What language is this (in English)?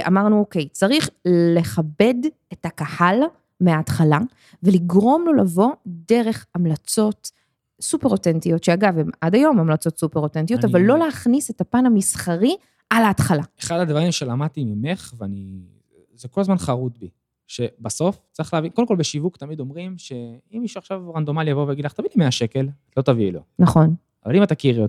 Hebrew